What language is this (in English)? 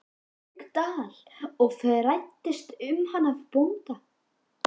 Icelandic